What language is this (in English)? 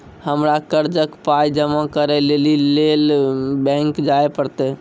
Maithili